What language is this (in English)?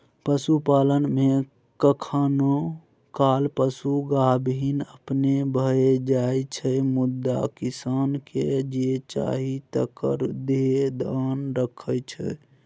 Maithili